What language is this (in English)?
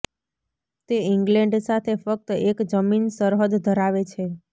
Gujarati